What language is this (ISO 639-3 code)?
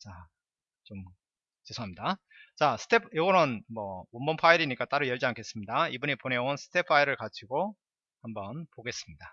kor